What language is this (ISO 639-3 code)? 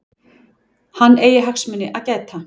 isl